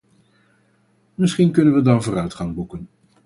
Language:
Dutch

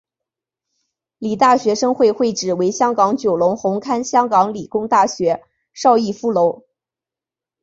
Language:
Chinese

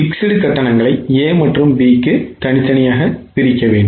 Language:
Tamil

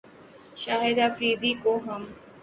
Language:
Urdu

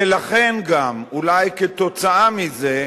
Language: Hebrew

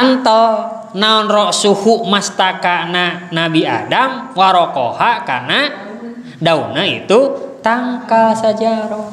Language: Indonesian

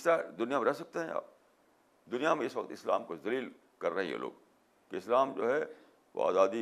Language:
Urdu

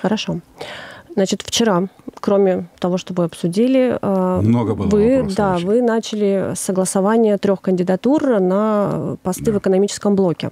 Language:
Russian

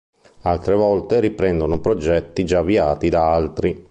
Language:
Italian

